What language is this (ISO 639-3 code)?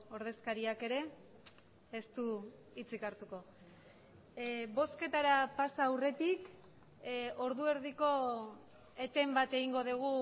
eus